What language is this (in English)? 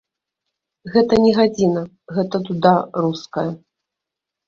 Belarusian